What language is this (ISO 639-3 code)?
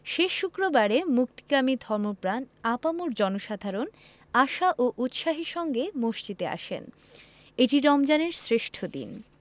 ben